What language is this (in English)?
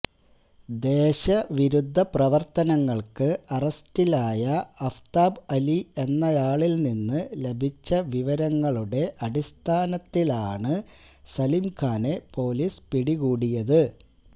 Malayalam